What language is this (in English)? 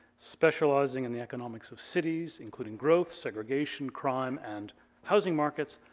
English